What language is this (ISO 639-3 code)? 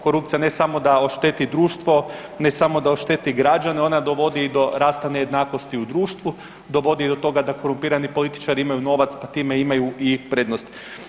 hrv